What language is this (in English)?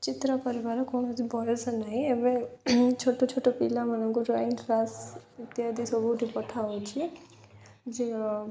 Odia